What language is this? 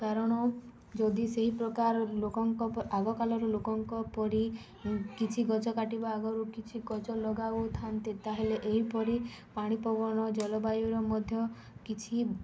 Odia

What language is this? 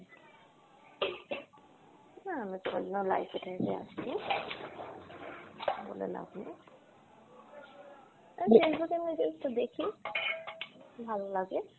Bangla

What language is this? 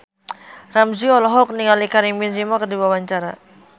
Sundanese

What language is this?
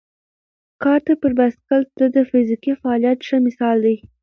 Pashto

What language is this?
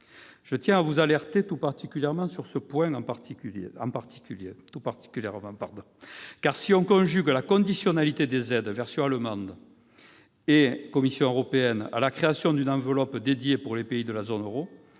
French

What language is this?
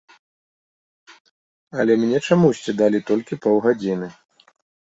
Belarusian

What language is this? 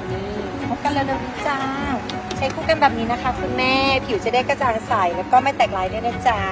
Thai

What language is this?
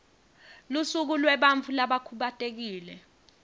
Swati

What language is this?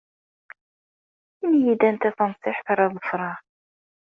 Kabyle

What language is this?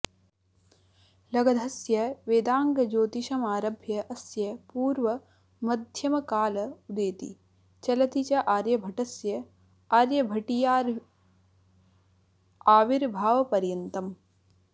Sanskrit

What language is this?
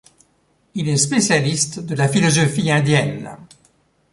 French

